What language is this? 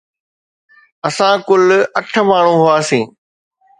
Sindhi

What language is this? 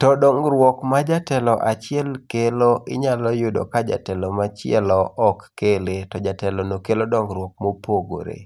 Luo (Kenya and Tanzania)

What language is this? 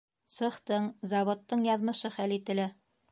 Bashkir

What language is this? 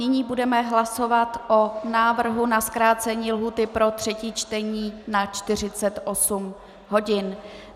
Czech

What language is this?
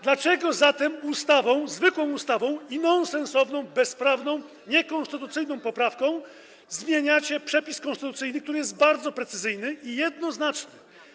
Polish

